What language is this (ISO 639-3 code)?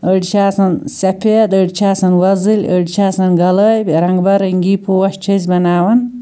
kas